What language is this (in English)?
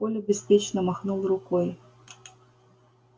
Russian